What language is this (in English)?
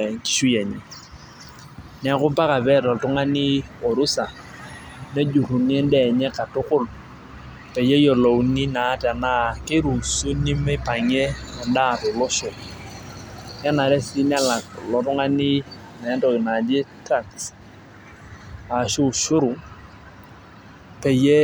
Masai